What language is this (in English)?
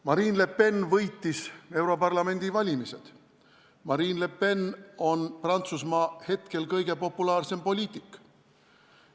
Estonian